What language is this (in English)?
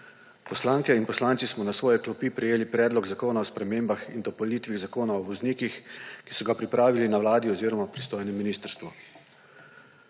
Slovenian